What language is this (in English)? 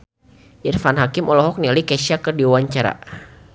Sundanese